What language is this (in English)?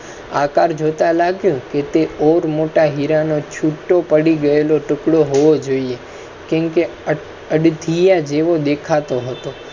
Gujarati